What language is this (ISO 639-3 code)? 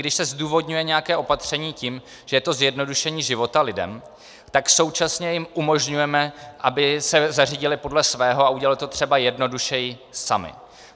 ces